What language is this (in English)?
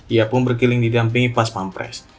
Indonesian